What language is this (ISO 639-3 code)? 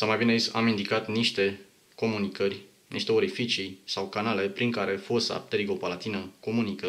ron